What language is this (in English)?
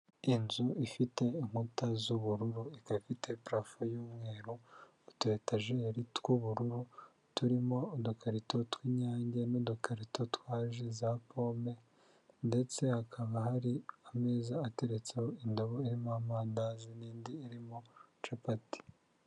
Kinyarwanda